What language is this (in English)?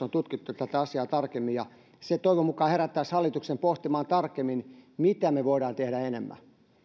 Finnish